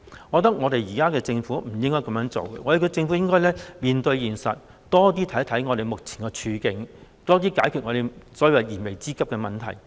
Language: Cantonese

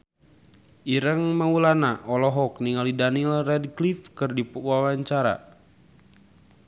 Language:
Sundanese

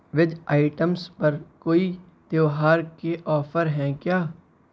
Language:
Urdu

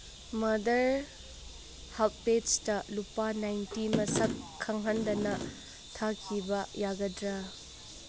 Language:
Manipuri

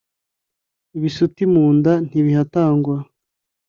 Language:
Kinyarwanda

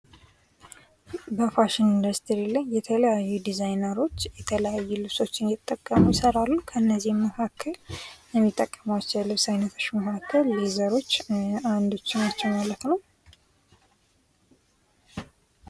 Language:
Amharic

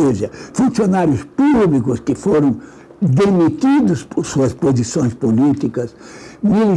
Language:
Portuguese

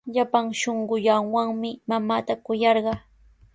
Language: Sihuas Ancash Quechua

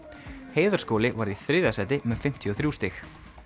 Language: Icelandic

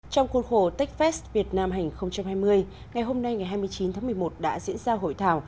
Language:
Vietnamese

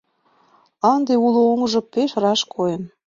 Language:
Mari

